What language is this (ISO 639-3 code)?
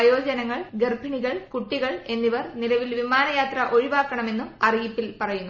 mal